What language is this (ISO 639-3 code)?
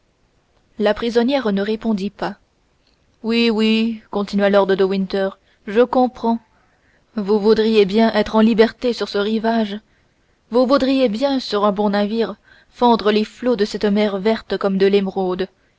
fra